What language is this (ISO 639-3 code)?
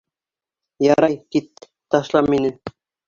bak